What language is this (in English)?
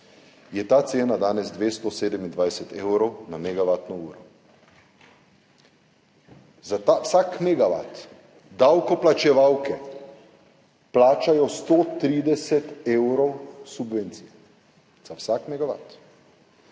Slovenian